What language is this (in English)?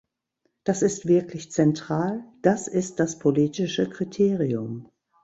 German